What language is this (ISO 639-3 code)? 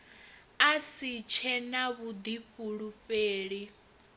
ven